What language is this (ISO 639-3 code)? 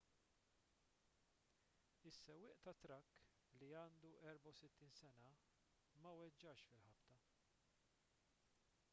mlt